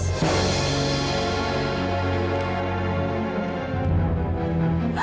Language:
Indonesian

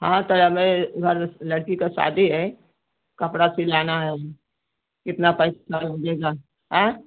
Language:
Hindi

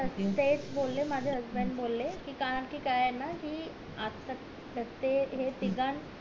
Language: Marathi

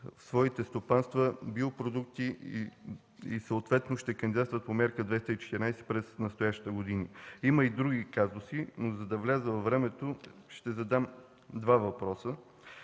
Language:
Bulgarian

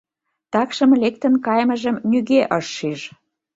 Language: Mari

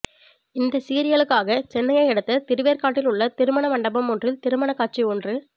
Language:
Tamil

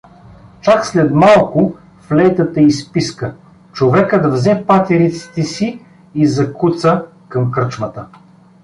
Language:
Bulgarian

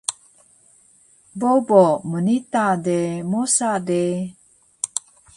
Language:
Taroko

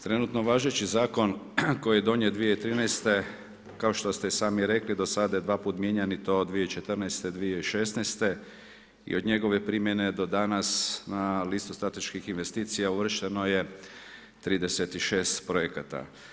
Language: Croatian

